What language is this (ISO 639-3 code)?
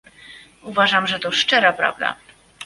pol